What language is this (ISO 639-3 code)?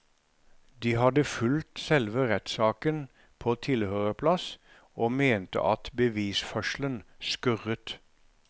nor